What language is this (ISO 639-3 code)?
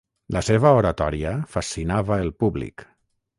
cat